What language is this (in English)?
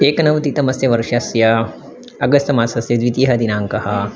Sanskrit